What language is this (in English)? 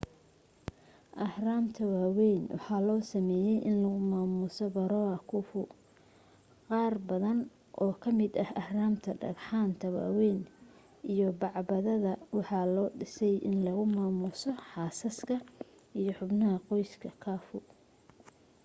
Somali